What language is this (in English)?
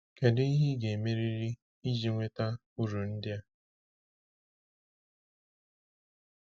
Igbo